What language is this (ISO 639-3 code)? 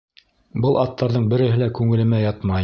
bak